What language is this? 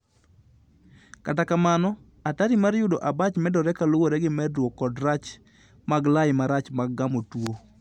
Luo (Kenya and Tanzania)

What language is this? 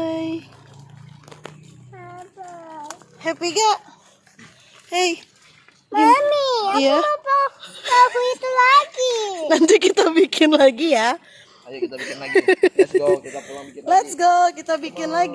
Indonesian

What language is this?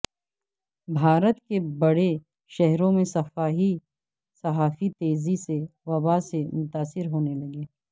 Urdu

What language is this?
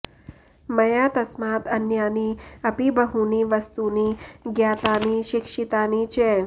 Sanskrit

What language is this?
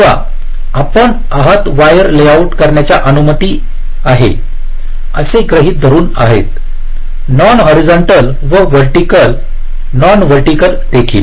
Marathi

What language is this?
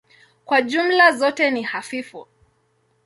Swahili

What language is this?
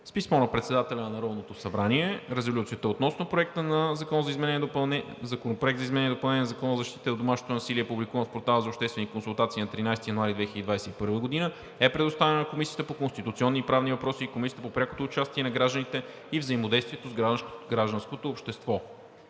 Bulgarian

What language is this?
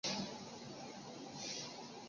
Chinese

